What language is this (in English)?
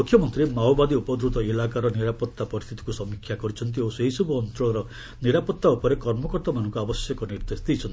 Odia